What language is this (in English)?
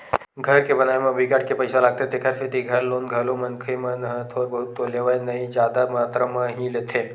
Chhattisgarhi